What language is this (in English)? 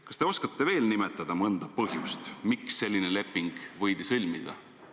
Estonian